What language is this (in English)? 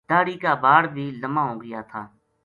Gujari